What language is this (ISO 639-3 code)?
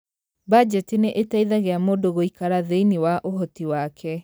kik